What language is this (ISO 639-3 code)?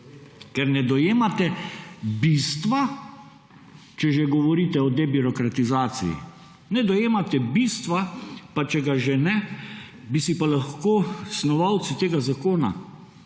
slv